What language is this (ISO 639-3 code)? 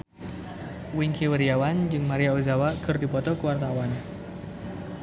sun